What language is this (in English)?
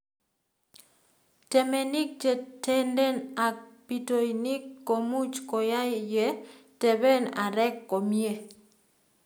Kalenjin